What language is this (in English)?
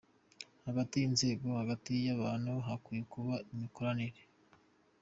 Kinyarwanda